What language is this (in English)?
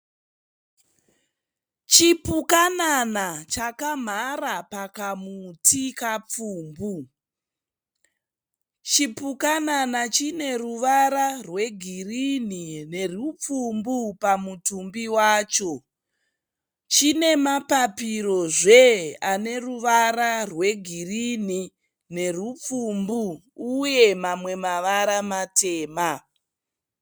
Shona